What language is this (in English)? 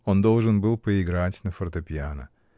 Russian